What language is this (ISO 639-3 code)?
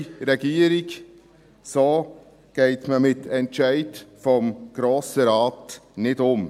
gsw